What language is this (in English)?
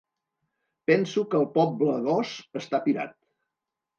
Catalan